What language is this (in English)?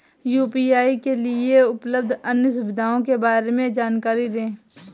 Hindi